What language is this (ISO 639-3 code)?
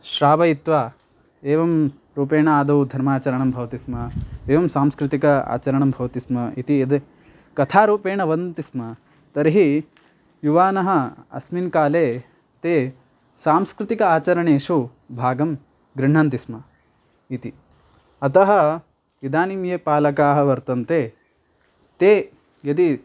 san